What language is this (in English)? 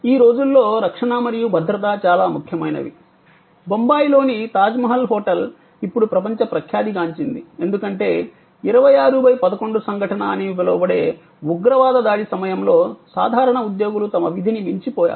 Telugu